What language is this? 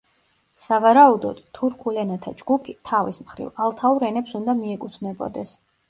Georgian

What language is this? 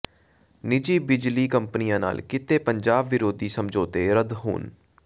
Punjabi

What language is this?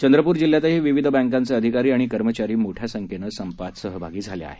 Marathi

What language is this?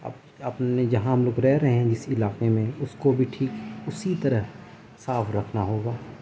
Urdu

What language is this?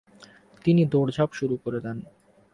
Bangla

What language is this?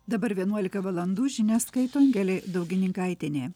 Lithuanian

